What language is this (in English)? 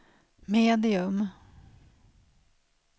Swedish